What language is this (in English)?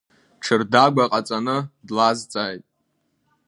Abkhazian